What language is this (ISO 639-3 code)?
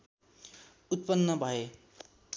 nep